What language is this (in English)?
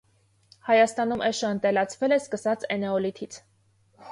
Armenian